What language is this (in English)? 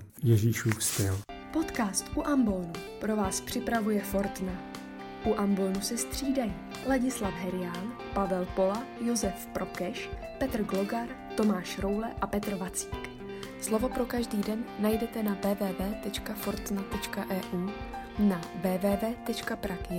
Czech